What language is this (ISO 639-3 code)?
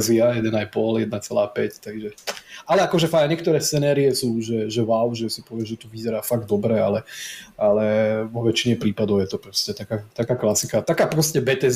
slk